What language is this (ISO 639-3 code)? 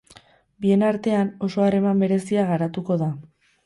eus